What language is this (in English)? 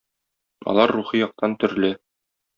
Tatar